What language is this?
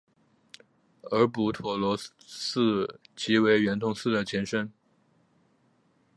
Chinese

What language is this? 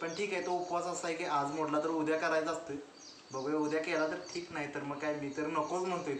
Romanian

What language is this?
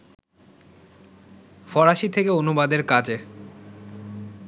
Bangla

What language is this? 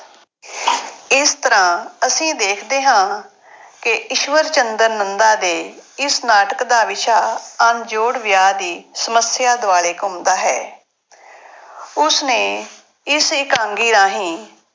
Punjabi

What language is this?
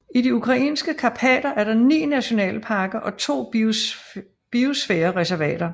Danish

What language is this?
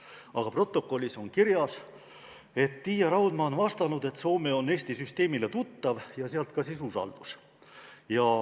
Estonian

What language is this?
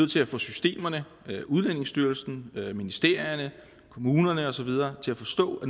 Danish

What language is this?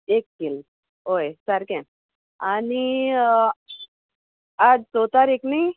Konkani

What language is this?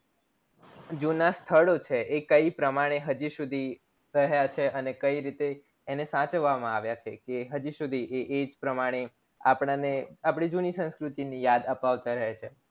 Gujarati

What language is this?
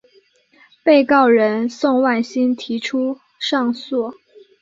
Chinese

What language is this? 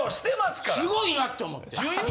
Japanese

